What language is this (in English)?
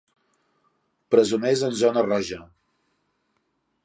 Catalan